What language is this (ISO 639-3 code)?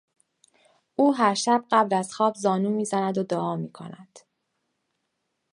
fas